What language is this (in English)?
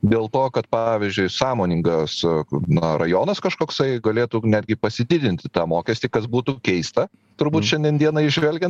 Lithuanian